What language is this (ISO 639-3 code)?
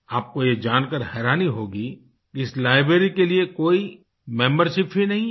hin